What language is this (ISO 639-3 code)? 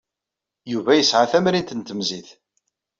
kab